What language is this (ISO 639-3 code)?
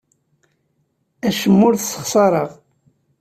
kab